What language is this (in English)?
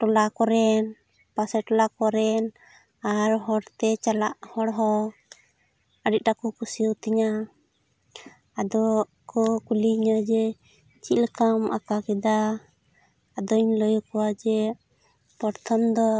Santali